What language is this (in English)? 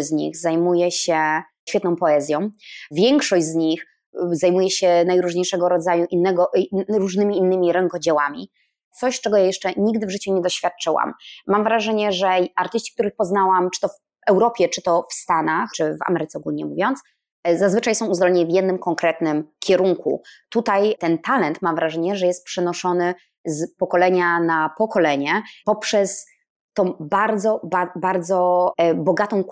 Polish